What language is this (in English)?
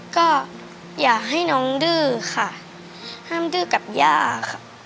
Thai